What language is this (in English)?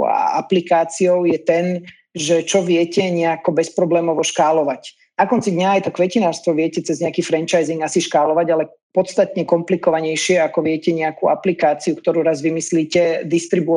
Slovak